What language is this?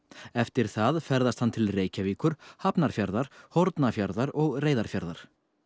Icelandic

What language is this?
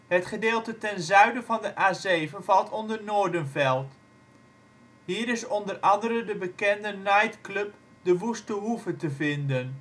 Dutch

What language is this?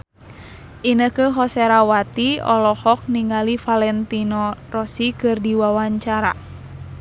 Sundanese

